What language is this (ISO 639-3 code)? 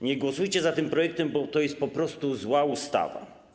pol